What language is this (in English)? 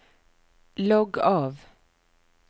Norwegian